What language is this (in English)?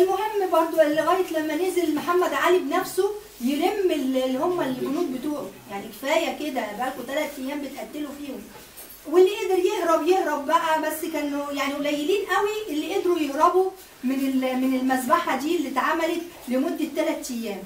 Arabic